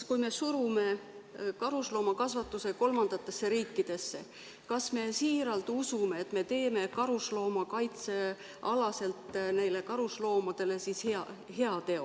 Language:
Estonian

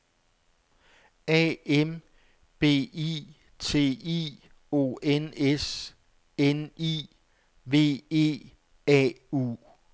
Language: Danish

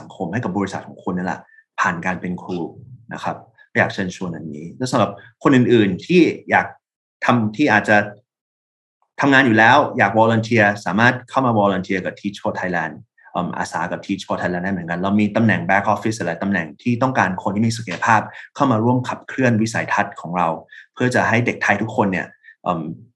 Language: Thai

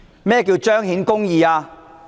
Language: Cantonese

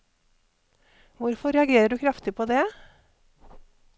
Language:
Norwegian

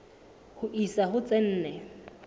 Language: Southern Sotho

